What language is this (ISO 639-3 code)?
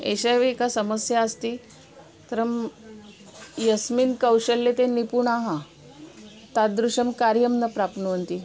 san